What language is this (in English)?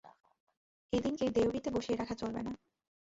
Bangla